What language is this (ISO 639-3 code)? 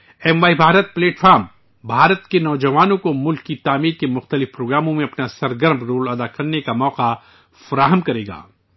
urd